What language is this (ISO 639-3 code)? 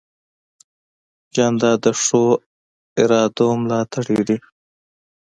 pus